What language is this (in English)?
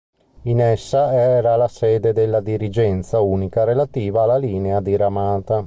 Italian